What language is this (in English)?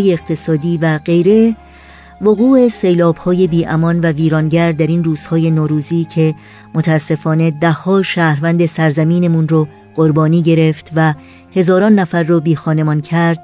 Persian